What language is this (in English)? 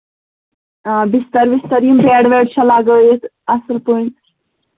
Kashmiri